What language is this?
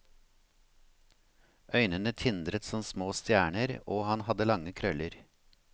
Norwegian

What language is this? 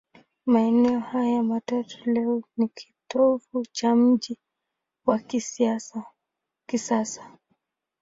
Swahili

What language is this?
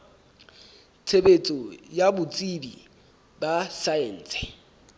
Southern Sotho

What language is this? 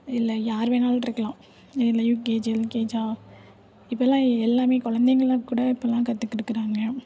Tamil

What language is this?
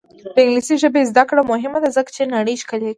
Pashto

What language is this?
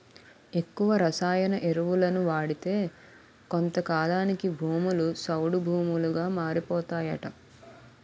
Telugu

